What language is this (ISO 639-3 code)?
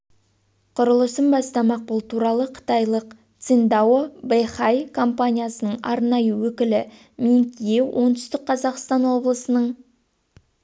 kaz